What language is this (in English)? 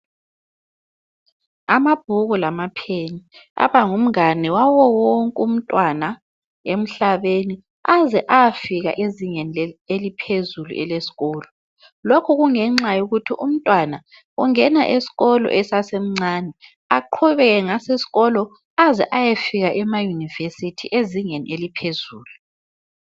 North Ndebele